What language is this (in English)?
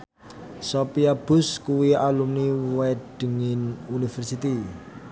Javanese